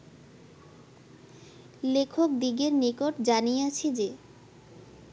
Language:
Bangla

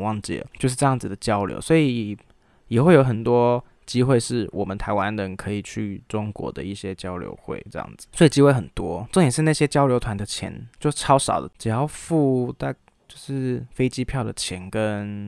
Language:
Chinese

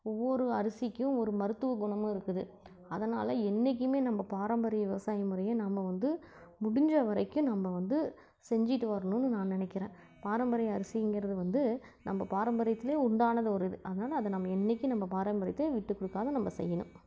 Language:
Tamil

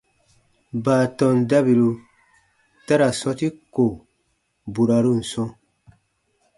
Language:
Baatonum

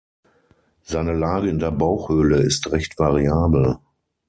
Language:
German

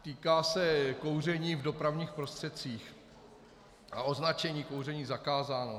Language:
Czech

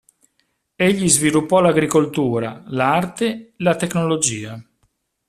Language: Italian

